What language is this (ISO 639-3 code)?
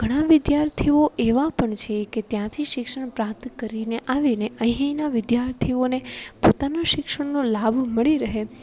guj